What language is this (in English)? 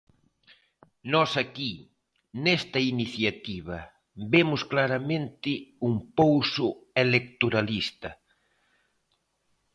Galician